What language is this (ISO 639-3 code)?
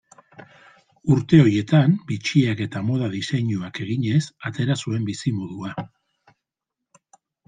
eus